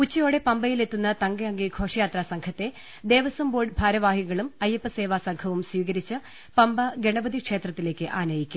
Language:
Malayalam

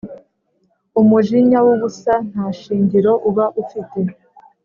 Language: Kinyarwanda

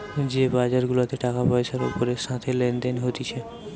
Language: Bangla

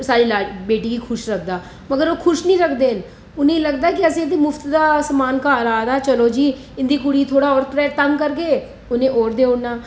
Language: Dogri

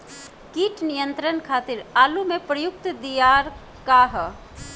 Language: Bhojpuri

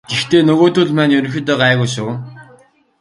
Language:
Mongolian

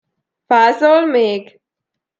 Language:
Hungarian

